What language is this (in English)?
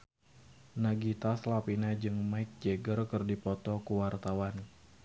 Sundanese